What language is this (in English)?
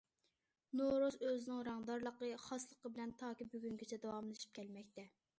Uyghur